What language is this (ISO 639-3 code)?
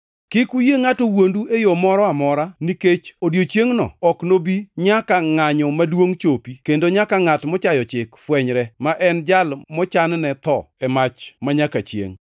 luo